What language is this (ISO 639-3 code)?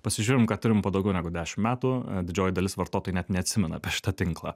lit